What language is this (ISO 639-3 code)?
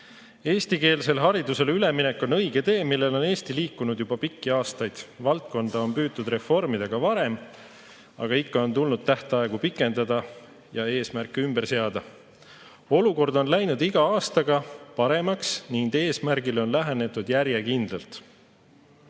est